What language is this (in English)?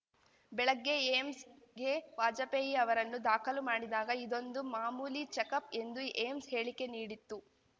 Kannada